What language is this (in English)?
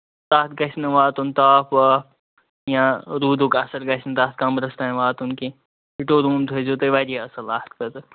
Kashmiri